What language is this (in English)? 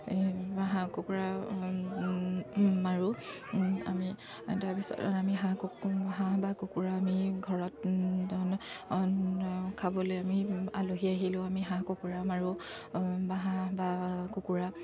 Assamese